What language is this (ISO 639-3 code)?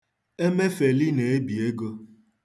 ibo